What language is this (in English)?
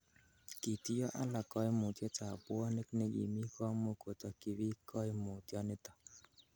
Kalenjin